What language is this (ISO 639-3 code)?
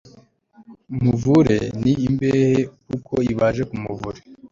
kin